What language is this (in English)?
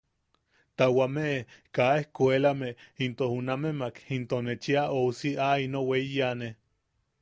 Yaqui